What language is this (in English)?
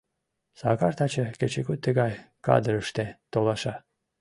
Mari